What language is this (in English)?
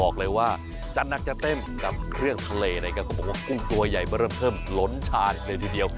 Thai